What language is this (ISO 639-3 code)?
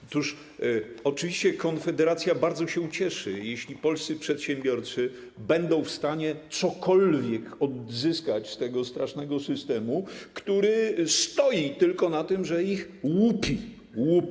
pol